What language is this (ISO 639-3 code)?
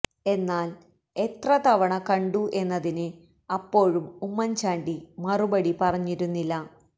mal